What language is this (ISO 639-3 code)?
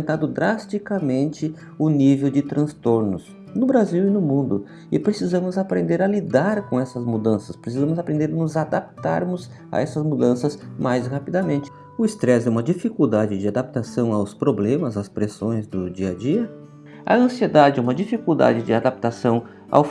por